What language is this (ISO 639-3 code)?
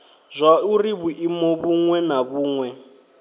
ven